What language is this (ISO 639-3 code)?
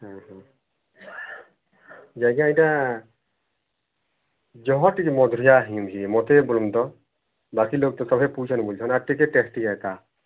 ori